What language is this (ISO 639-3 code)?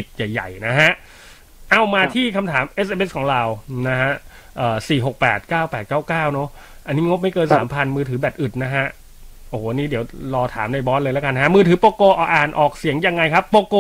tha